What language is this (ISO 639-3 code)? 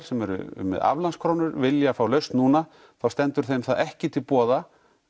isl